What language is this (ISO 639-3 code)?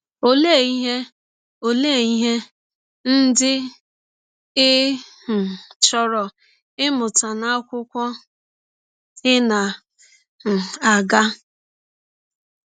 ibo